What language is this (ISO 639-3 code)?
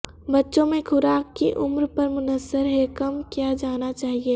urd